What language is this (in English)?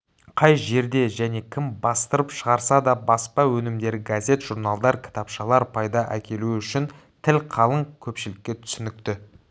Kazakh